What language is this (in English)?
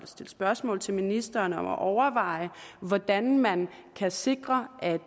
Danish